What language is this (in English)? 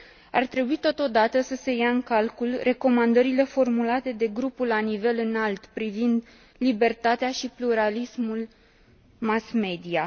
Romanian